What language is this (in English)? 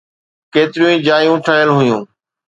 Sindhi